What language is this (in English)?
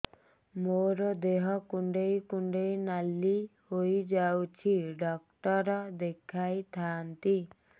Odia